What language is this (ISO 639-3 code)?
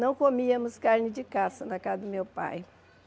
por